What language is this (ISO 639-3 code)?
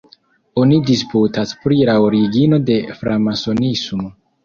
epo